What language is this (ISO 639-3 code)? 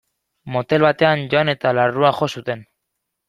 eus